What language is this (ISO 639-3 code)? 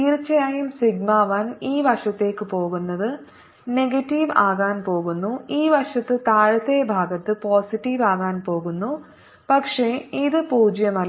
mal